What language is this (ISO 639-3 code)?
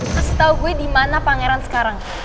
ind